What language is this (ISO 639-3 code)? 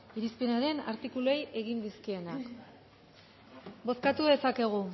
eus